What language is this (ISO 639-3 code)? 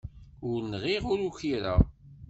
kab